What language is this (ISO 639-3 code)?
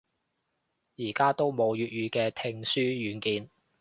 yue